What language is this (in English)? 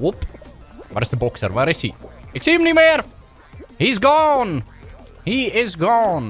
Dutch